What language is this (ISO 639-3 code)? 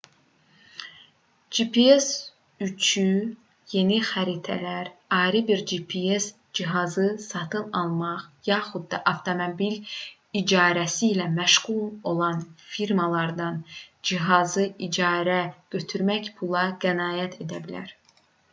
aze